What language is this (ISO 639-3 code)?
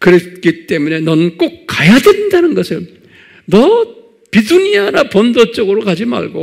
kor